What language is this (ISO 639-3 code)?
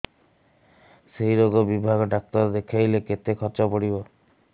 ori